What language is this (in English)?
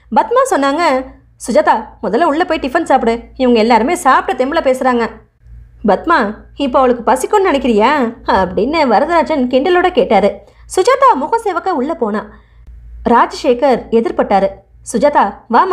Indonesian